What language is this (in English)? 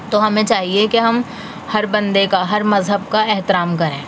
Urdu